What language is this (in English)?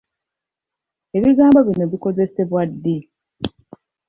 Ganda